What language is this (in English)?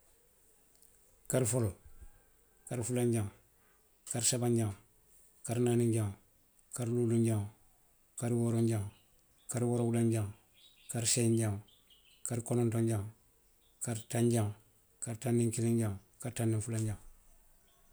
Western Maninkakan